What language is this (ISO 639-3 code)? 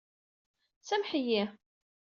kab